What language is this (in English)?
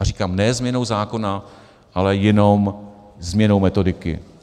Czech